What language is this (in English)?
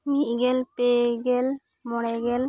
Santali